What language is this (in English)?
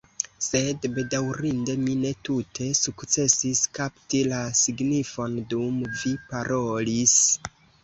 Esperanto